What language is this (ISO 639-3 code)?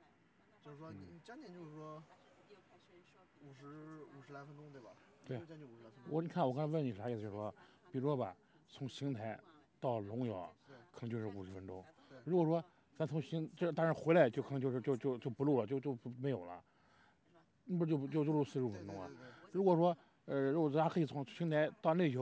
zho